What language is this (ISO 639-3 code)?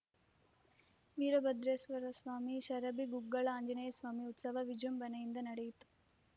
kan